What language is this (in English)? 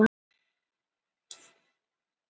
Icelandic